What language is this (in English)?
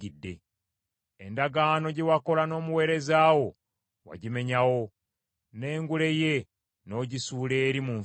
Ganda